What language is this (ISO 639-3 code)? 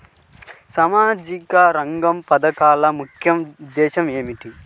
tel